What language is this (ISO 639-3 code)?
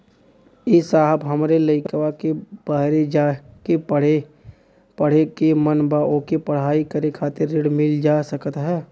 bho